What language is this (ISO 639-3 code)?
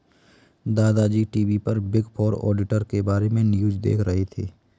hin